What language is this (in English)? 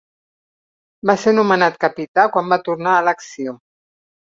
Catalan